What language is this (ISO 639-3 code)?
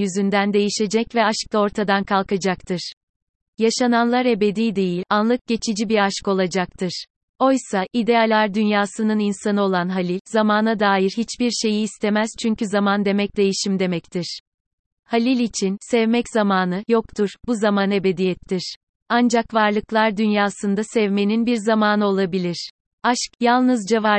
tur